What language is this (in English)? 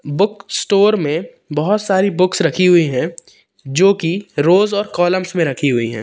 Hindi